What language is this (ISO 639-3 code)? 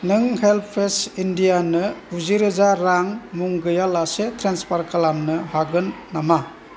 brx